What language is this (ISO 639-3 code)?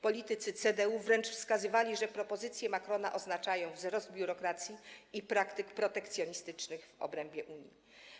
pol